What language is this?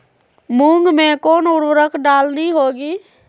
Magahi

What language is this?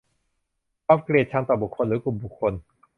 Thai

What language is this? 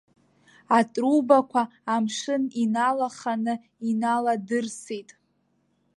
Abkhazian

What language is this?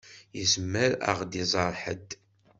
Kabyle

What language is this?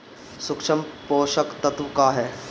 Bhojpuri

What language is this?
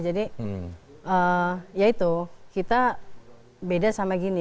Indonesian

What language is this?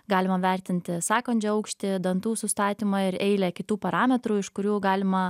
Lithuanian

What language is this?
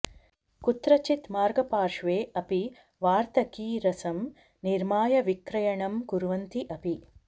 Sanskrit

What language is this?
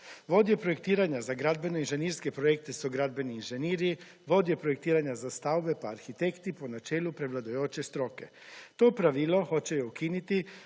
Slovenian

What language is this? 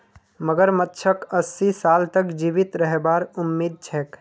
Magahi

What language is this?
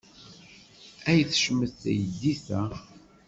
Kabyle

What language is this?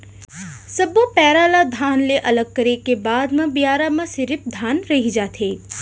Chhattisgarhi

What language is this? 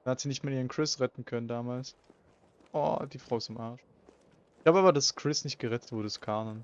German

